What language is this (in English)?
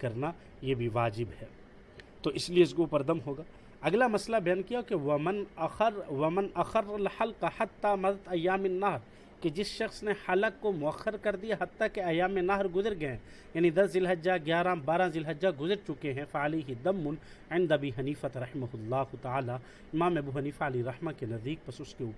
Urdu